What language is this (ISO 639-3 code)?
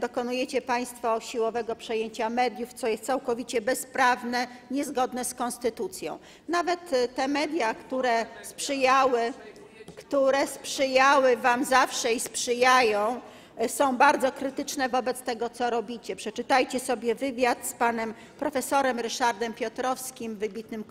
pol